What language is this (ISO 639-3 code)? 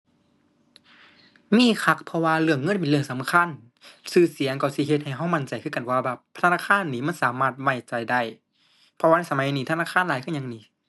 tha